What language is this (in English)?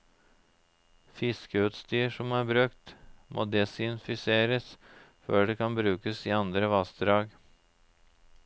Norwegian